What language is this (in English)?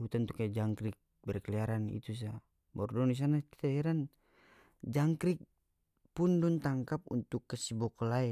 North Moluccan Malay